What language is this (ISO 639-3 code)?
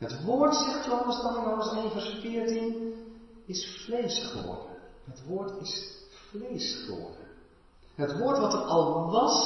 nld